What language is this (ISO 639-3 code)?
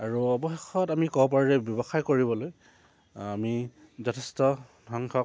asm